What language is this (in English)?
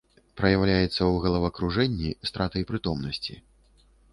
Belarusian